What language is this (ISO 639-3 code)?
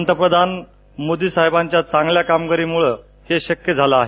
mar